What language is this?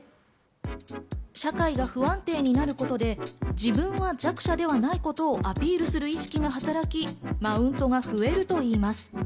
Japanese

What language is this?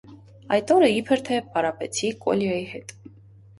Armenian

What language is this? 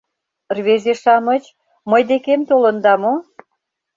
Mari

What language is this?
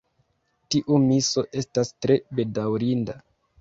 Esperanto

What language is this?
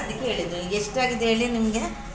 Kannada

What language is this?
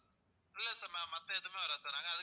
Tamil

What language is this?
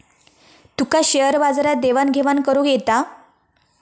Marathi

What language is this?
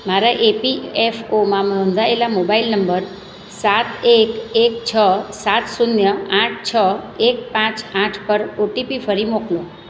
Gujarati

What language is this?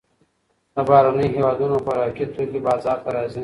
Pashto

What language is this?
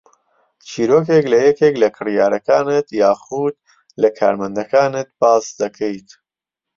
Central Kurdish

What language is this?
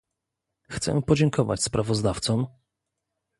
Polish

